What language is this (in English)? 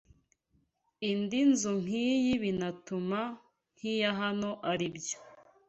Kinyarwanda